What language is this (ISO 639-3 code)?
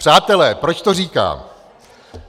ces